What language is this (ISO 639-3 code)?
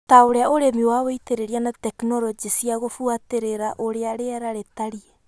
kik